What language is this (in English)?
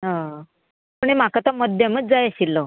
Konkani